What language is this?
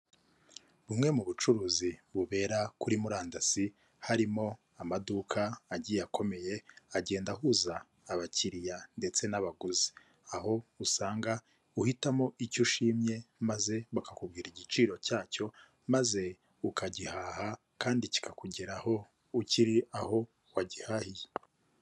Kinyarwanda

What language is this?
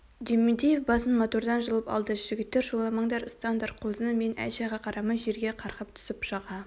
Kazakh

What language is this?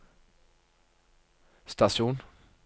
Norwegian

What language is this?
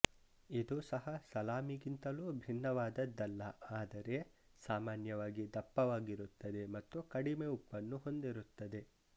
Kannada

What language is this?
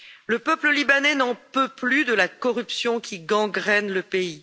French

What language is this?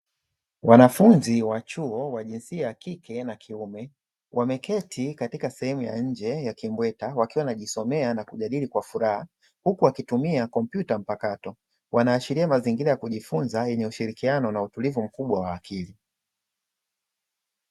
Swahili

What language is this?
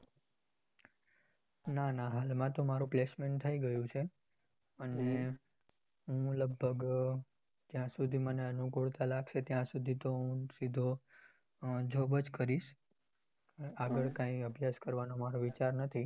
Gujarati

